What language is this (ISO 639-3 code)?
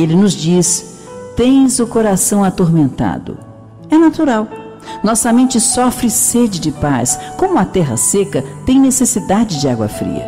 por